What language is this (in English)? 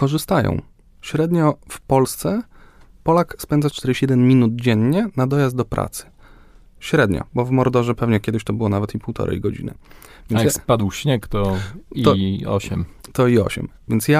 Polish